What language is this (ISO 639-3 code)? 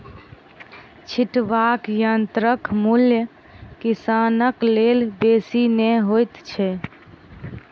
mai